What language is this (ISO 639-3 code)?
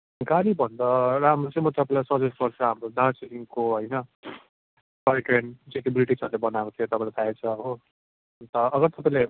nep